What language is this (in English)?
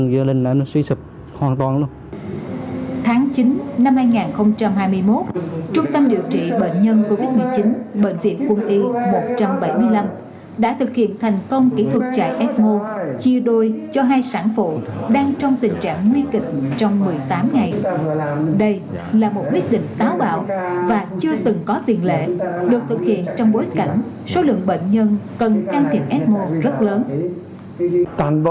Vietnamese